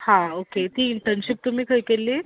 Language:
Konkani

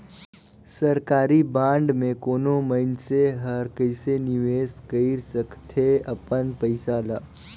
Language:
Chhattisgarhi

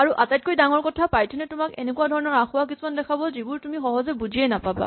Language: Assamese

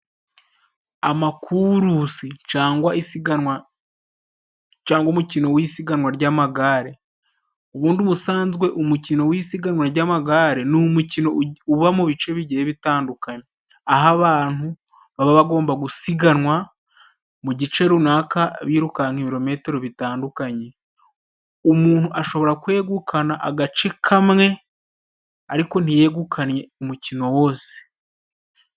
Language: Kinyarwanda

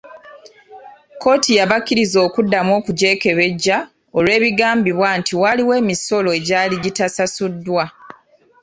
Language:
Ganda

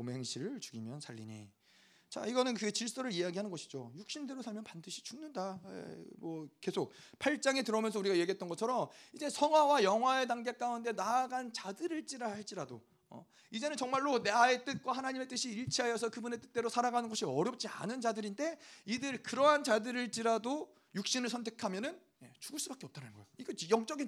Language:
Korean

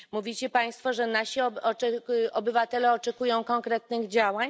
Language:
Polish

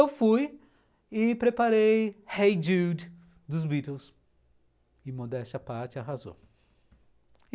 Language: Portuguese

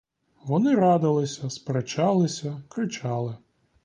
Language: Ukrainian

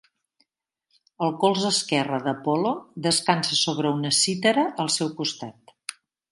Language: Catalan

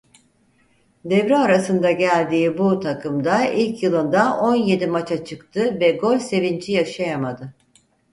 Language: Turkish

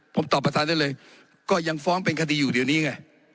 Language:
Thai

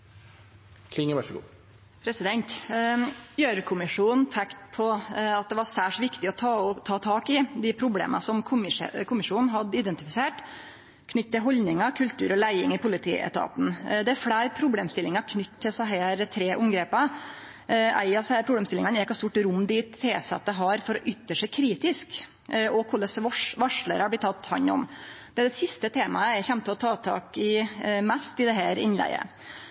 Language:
Norwegian Nynorsk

